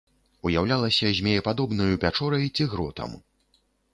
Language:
Belarusian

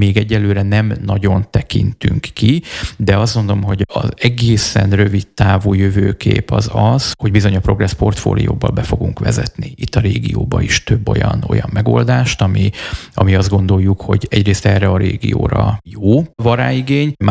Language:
Hungarian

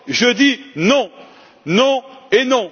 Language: French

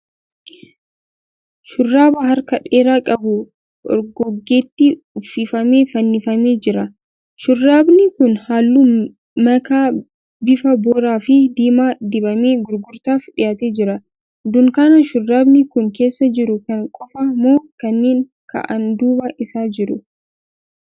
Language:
Oromo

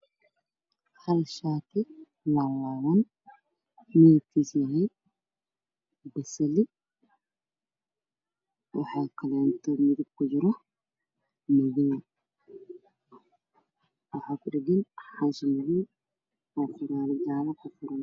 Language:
Somali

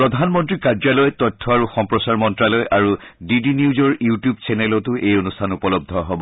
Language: Assamese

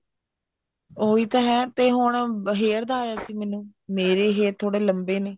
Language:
Punjabi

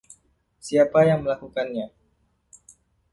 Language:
Indonesian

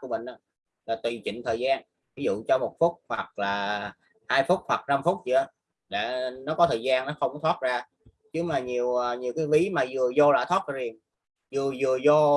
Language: Vietnamese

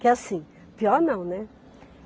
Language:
Portuguese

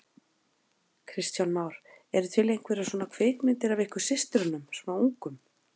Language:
Icelandic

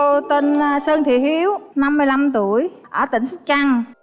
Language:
Vietnamese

